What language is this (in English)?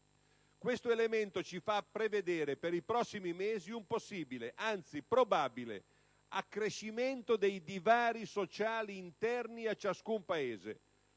Italian